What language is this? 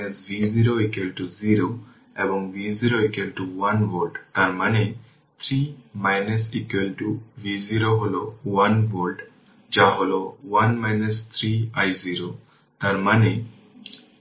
Bangla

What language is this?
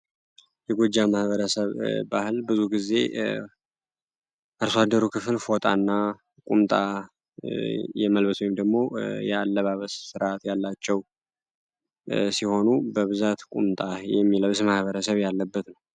Amharic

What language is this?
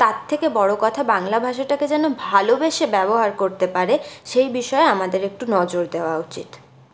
Bangla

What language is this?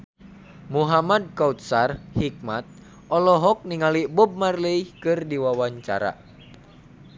Sundanese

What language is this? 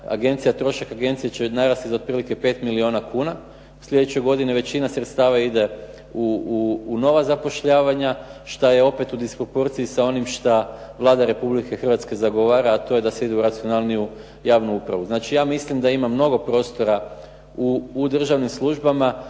Croatian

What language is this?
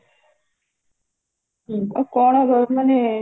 Odia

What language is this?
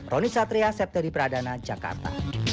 Indonesian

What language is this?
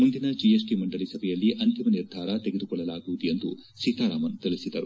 Kannada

